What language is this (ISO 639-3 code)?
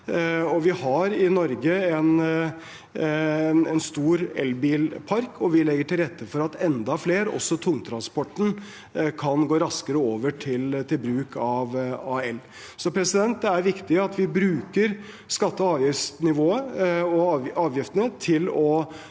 nor